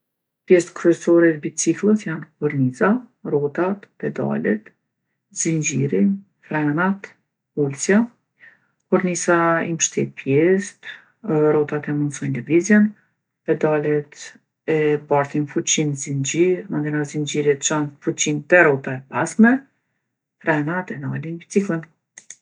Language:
Gheg Albanian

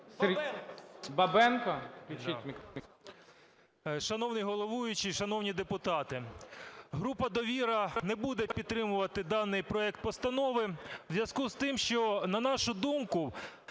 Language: Ukrainian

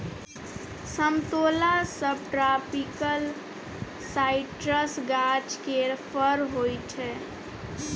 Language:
Maithili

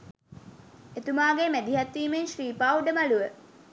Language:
Sinhala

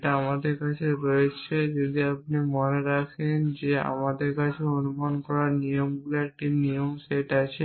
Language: Bangla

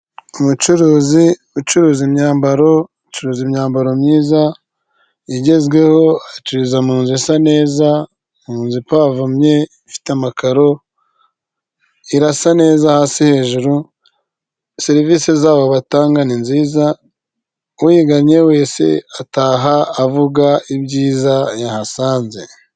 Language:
Kinyarwanda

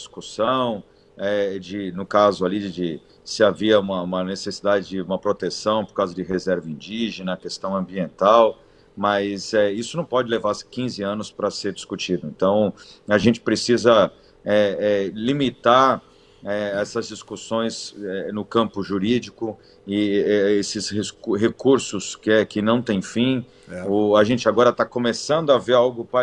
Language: Portuguese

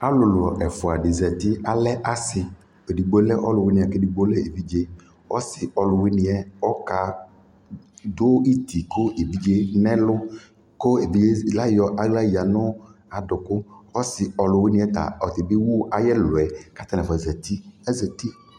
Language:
Ikposo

